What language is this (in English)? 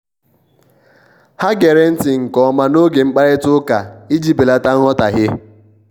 Igbo